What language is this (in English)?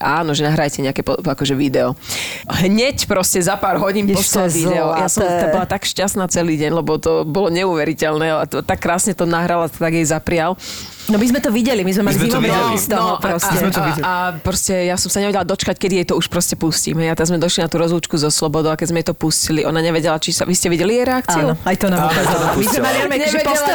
Slovak